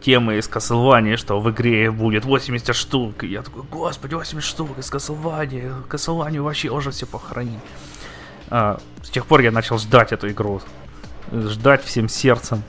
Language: Russian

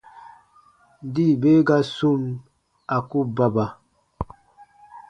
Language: Baatonum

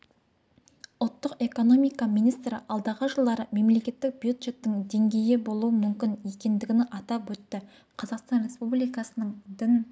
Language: Kazakh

